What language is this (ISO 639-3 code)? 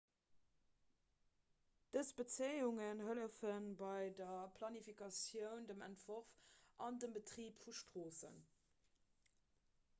ltz